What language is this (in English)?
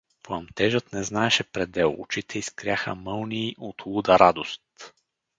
Bulgarian